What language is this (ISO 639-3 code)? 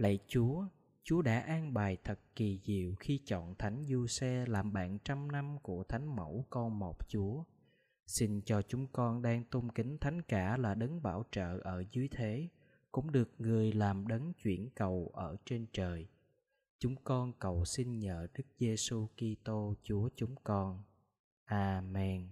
vie